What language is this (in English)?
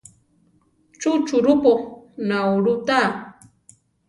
Central Tarahumara